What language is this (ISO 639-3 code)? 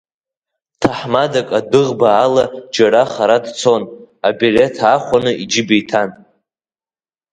abk